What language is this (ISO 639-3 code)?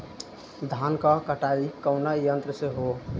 bho